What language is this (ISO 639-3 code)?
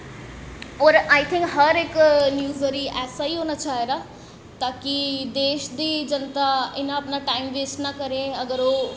doi